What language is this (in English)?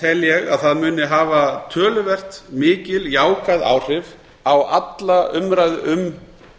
Icelandic